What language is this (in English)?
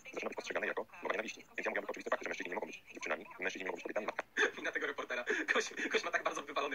Polish